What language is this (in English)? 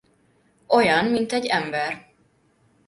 Hungarian